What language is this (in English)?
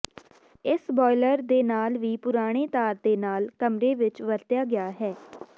Punjabi